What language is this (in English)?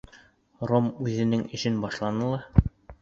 Bashkir